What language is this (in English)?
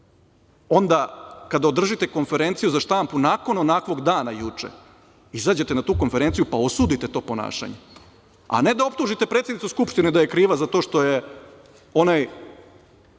Serbian